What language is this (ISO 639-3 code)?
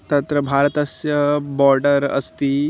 san